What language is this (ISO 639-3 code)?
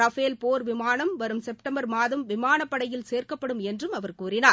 tam